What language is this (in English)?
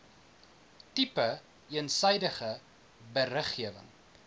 Afrikaans